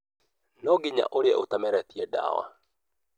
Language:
Kikuyu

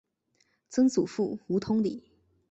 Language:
Chinese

